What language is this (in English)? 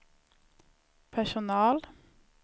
Swedish